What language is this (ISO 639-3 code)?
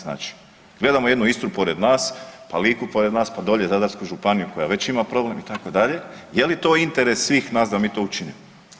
hrv